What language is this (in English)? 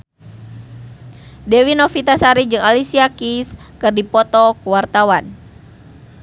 Sundanese